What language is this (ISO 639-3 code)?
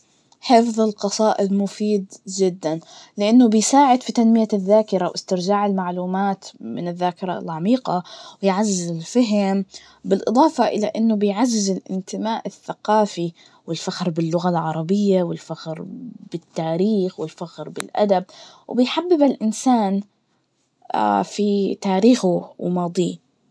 ars